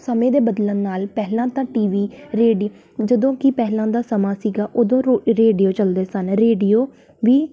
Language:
Punjabi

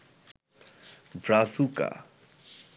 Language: Bangla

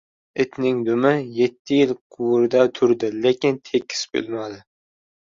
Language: Uzbek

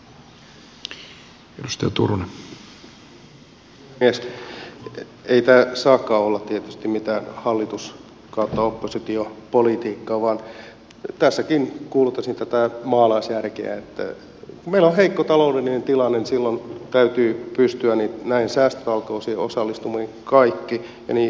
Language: Finnish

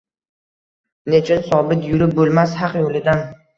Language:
Uzbek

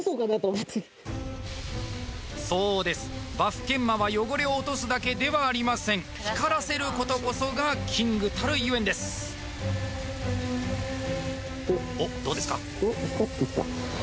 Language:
Japanese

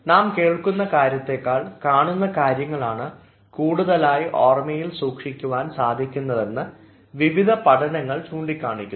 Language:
Malayalam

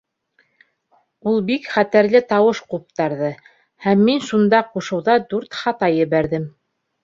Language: Bashkir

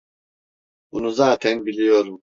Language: Turkish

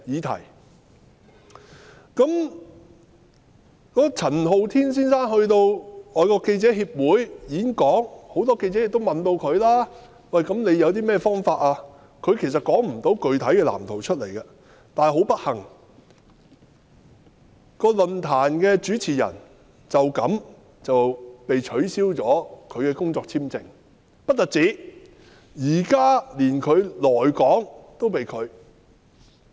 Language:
Cantonese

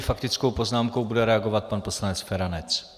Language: Czech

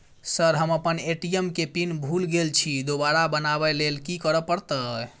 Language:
Maithili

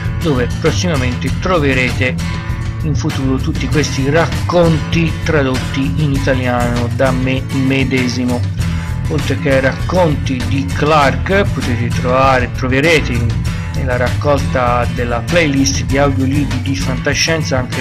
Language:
Italian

